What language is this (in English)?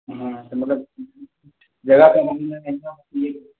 Maithili